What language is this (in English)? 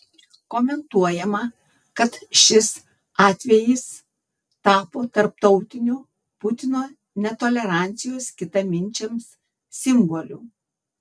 Lithuanian